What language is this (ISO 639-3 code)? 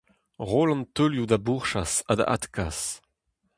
bre